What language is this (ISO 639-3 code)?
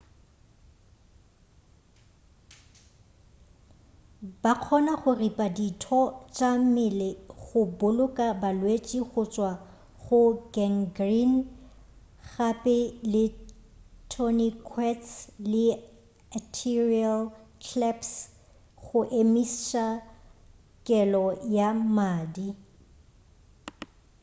nso